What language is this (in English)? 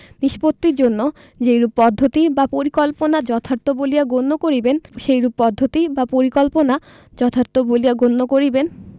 Bangla